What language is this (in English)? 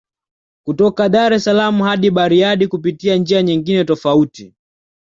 Swahili